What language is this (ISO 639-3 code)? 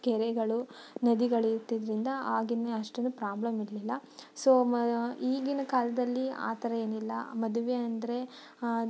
kan